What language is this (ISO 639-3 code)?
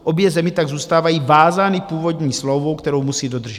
ces